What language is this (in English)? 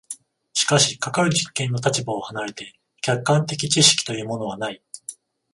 Japanese